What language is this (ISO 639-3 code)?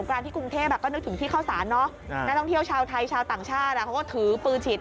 tha